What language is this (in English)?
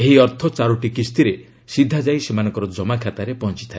Odia